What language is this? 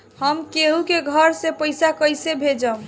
Bhojpuri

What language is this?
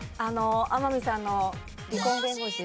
Japanese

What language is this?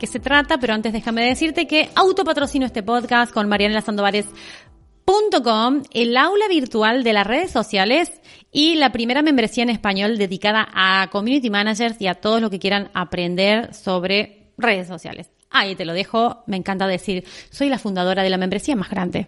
Spanish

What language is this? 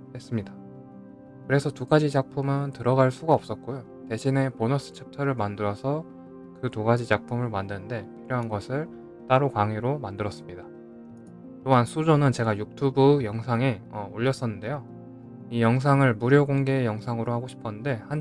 Korean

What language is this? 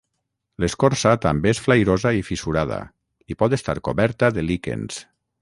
Catalan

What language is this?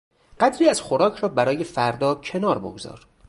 Persian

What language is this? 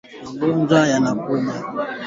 Swahili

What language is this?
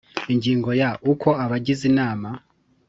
Kinyarwanda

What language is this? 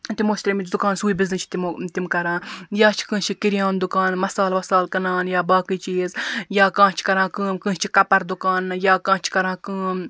Kashmiri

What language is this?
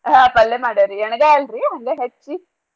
Kannada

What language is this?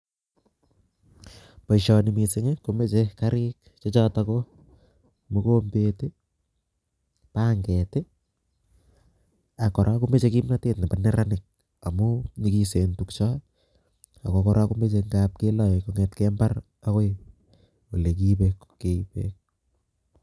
Kalenjin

